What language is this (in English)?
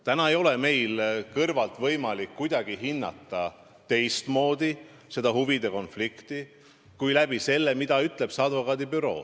Estonian